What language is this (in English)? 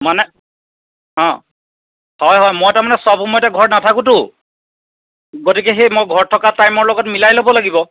Assamese